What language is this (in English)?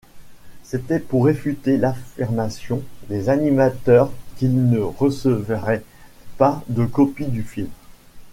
French